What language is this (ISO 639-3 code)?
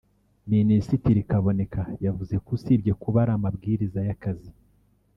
kin